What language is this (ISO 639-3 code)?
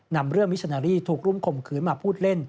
tha